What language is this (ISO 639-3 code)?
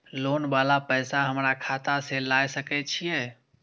mai